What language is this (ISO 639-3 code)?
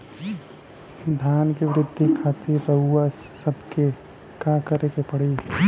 bho